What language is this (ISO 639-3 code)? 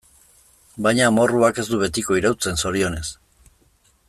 eus